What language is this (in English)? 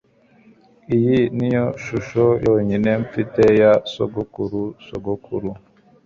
Kinyarwanda